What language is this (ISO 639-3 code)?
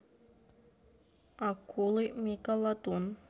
rus